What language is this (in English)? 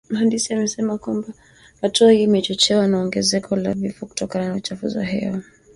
Swahili